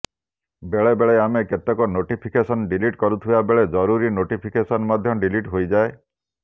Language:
Odia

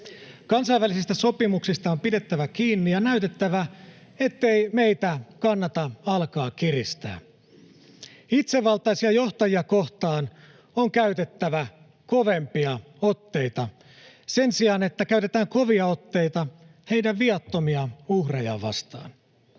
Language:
Finnish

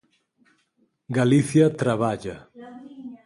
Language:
Galician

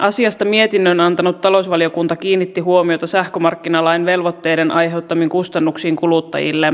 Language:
Finnish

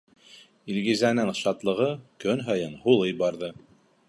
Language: Bashkir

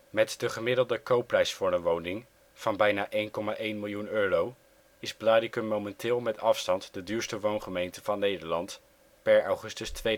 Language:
Dutch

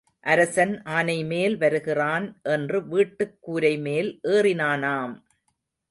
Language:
Tamil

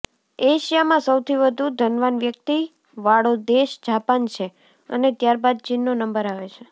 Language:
Gujarati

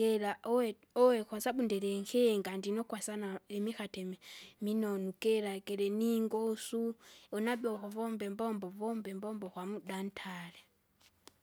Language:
Kinga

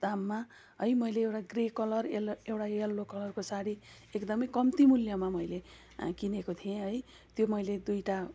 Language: Nepali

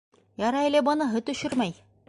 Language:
Bashkir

